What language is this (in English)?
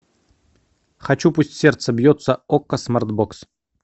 Russian